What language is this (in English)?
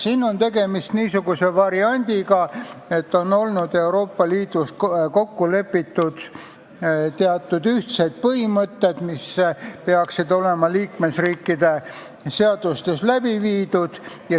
Estonian